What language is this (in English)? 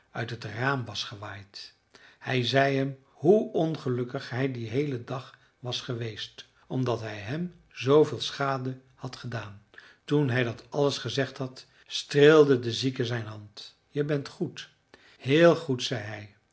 Dutch